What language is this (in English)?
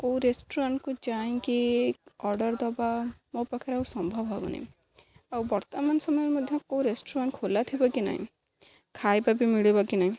Odia